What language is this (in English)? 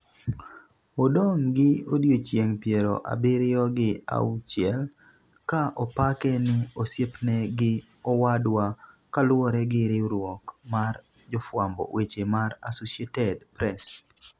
Luo (Kenya and Tanzania)